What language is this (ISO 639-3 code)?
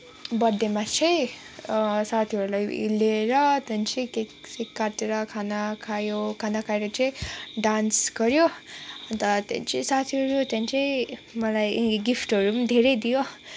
nep